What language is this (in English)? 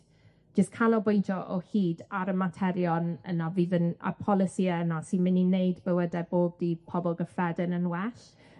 Welsh